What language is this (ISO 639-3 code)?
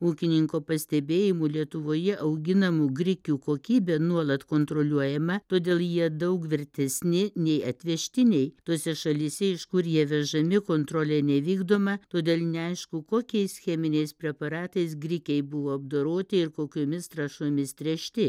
lit